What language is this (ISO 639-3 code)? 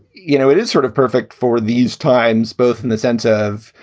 eng